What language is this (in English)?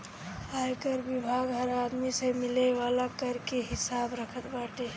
Bhojpuri